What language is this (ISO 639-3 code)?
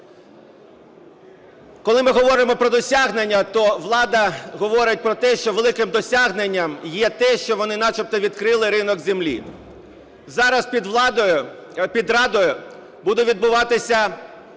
ukr